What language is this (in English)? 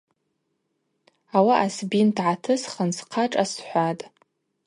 Abaza